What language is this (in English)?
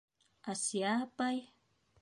Bashkir